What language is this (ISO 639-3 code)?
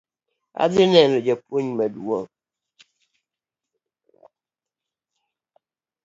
luo